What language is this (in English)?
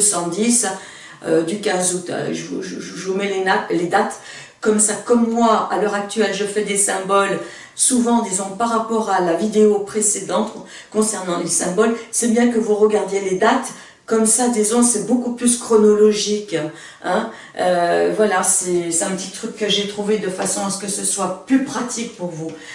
French